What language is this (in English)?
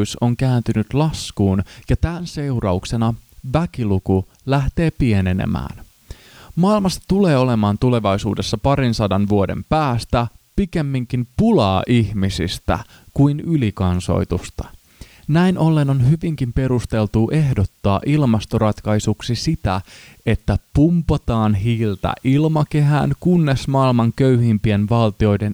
Finnish